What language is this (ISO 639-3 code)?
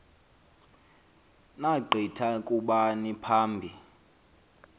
xho